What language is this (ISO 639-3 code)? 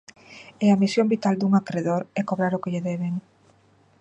glg